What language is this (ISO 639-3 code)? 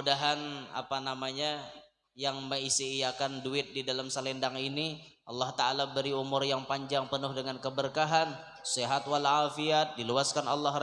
ind